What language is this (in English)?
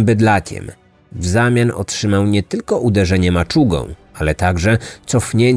Polish